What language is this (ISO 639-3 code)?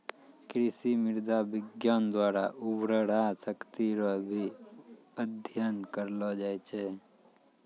mai